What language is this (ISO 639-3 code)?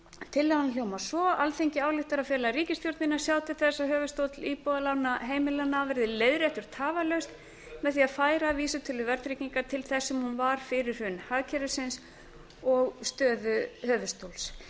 isl